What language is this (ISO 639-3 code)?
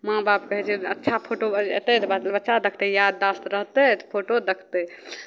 mai